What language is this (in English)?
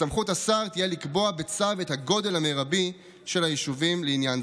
Hebrew